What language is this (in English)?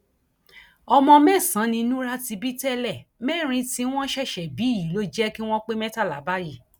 Yoruba